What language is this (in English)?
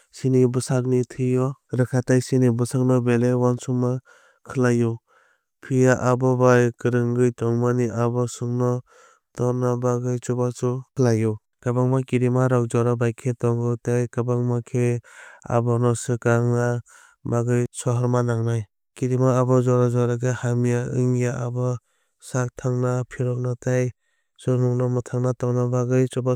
Kok Borok